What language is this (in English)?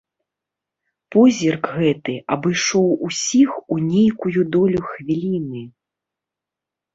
Belarusian